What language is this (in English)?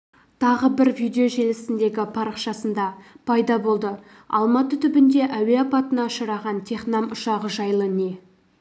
Kazakh